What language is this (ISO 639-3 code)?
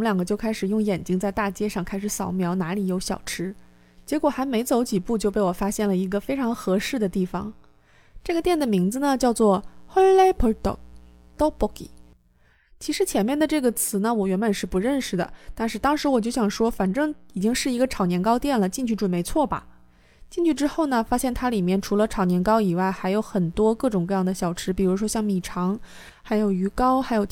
zho